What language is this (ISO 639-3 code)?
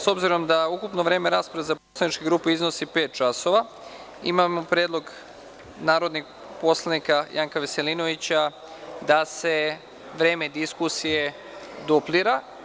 srp